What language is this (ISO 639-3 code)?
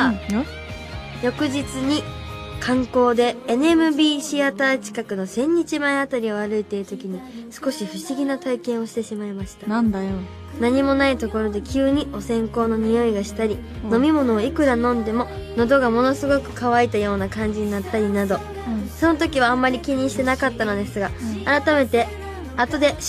jpn